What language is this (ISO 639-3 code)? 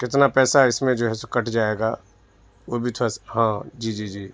urd